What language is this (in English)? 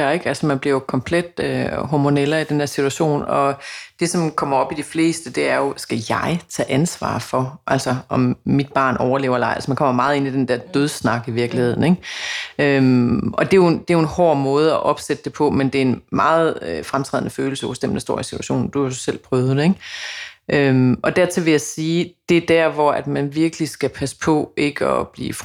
Danish